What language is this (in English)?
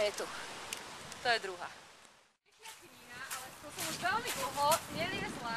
Slovak